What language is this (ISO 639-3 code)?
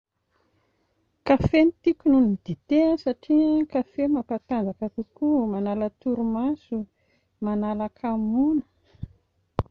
mlg